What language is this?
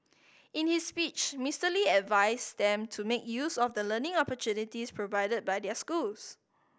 English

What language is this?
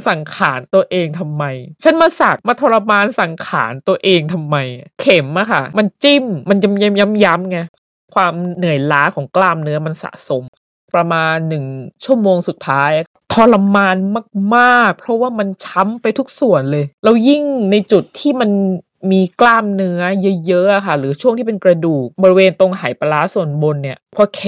Thai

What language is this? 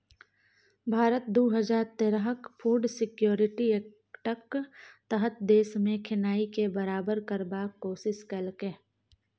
Maithili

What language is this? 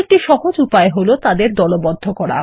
Bangla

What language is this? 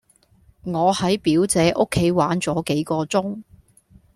Cantonese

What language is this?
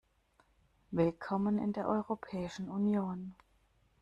German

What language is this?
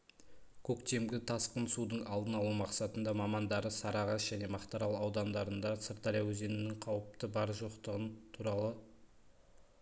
Kazakh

